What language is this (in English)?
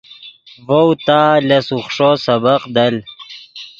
Yidgha